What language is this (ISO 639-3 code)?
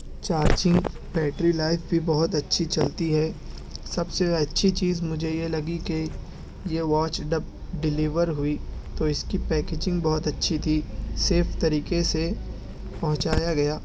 urd